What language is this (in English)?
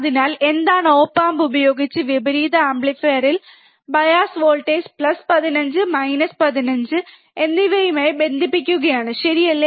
Malayalam